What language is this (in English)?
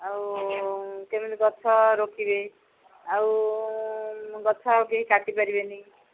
Odia